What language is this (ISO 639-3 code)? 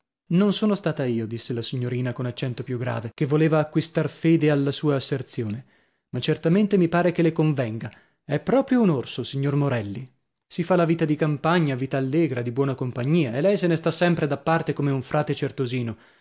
ita